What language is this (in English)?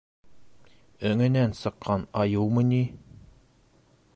Bashkir